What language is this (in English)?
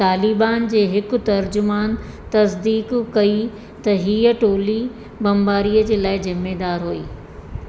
Sindhi